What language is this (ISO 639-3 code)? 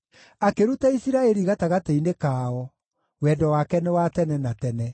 kik